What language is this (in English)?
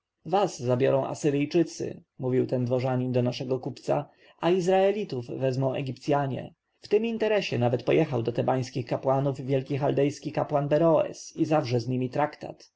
Polish